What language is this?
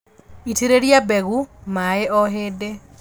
Kikuyu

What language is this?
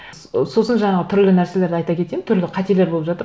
Kazakh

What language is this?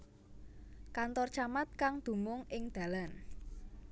Javanese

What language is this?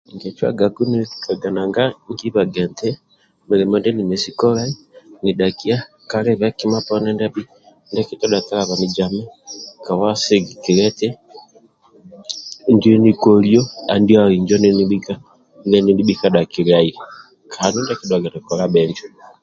Amba (Uganda)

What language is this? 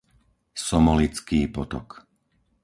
Slovak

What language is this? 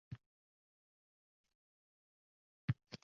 Uzbek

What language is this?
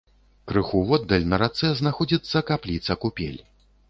Belarusian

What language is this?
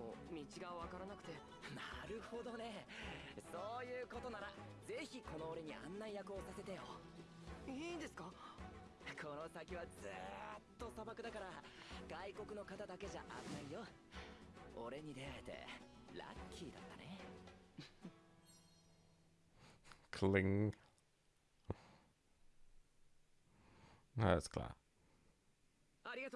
German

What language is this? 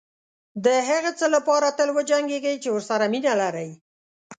Pashto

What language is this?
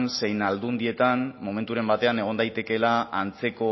Basque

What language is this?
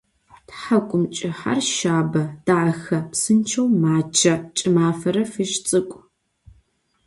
Adyghe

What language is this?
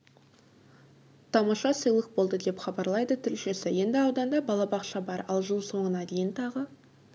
Kazakh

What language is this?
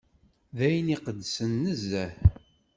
Kabyle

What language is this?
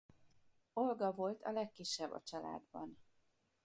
Hungarian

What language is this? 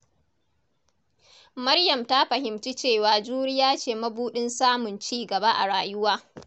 Hausa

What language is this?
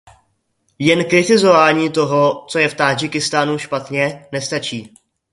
Czech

